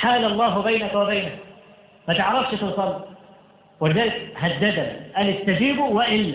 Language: Arabic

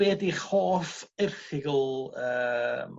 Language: Welsh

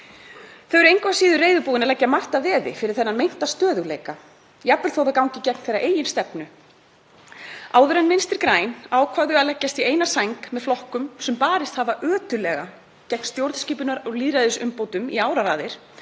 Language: Icelandic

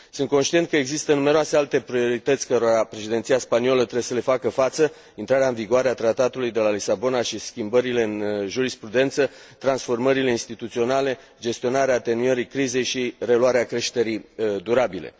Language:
Romanian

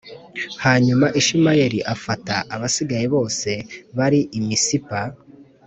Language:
Kinyarwanda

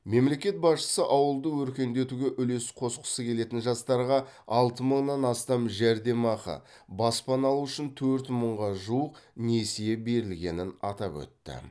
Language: Kazakh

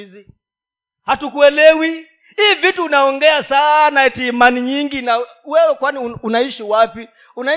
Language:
Swahili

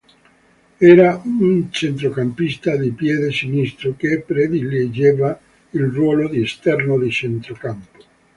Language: Italian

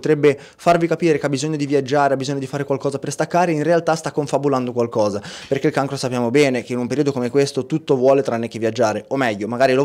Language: Italian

